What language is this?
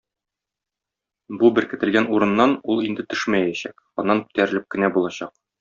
Tatar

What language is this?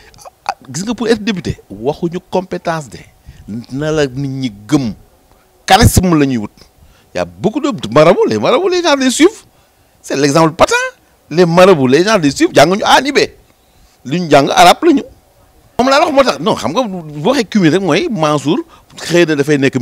French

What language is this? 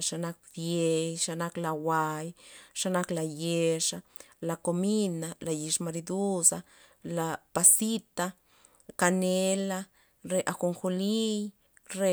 Loxicha Zapotec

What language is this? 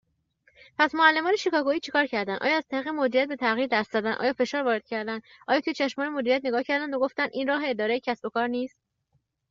Persian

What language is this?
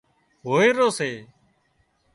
Wadiyara Koli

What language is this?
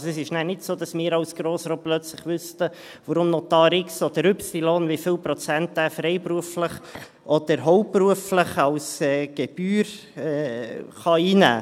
Swiss German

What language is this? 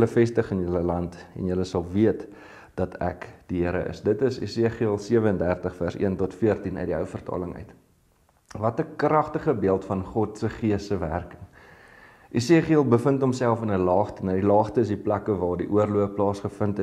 Dutch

